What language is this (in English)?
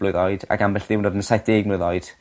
Welsh